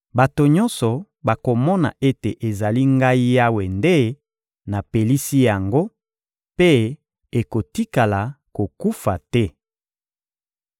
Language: Lingala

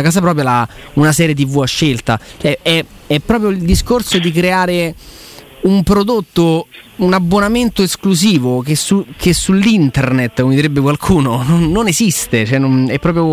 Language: Italian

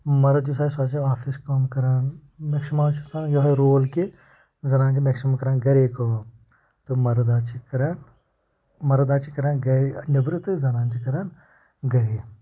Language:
Kashmiri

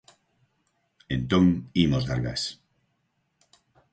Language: Galician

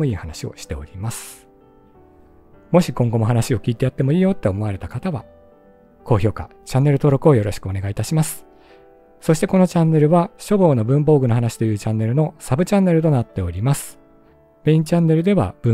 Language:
Japanese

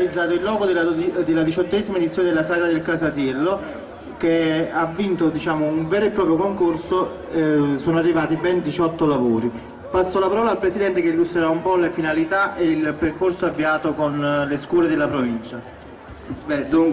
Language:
Italian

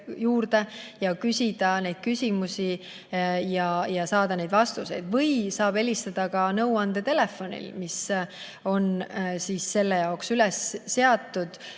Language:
Estonian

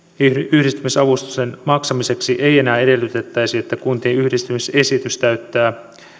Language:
Finnish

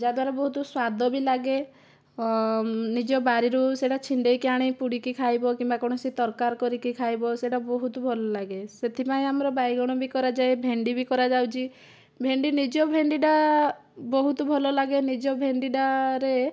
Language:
Odia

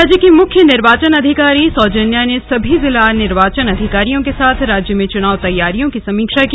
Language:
Hindi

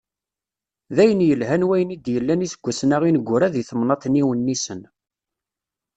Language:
Kabyle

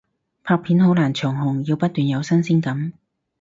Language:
Cantonese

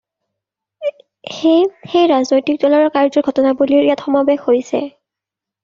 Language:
Assamese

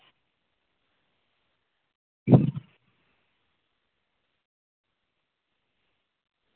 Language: Dogri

